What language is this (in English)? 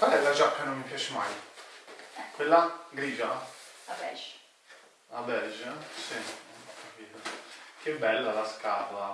Italian